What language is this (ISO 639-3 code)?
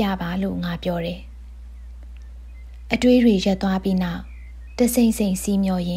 tha